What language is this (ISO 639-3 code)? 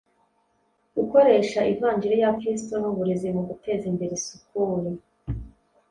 kin